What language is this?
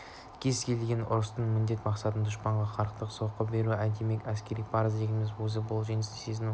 Kazakh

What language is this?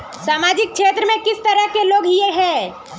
Magahi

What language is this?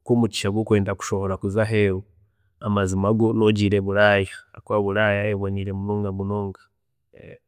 Chiga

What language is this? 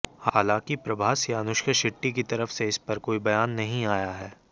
Hindi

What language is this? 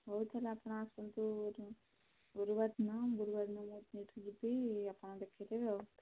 Odia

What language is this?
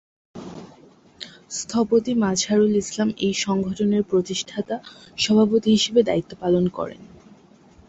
Bangla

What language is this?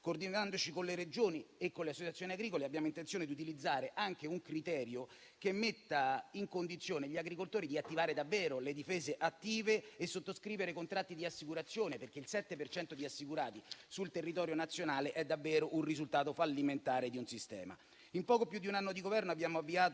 Italian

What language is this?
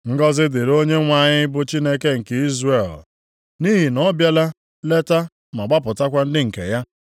Igbo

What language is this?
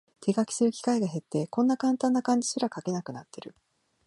Japanese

